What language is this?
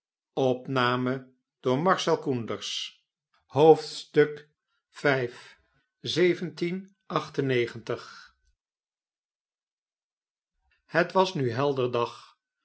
Dutch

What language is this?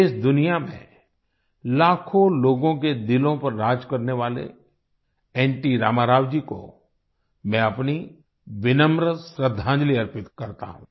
Hindi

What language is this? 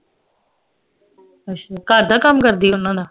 Punjabi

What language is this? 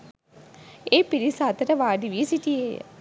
Sinhala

